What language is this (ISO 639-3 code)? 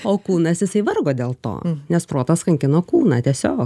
lit